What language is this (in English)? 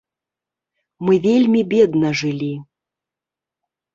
Belarusian